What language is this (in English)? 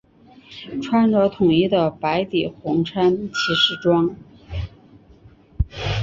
Chinese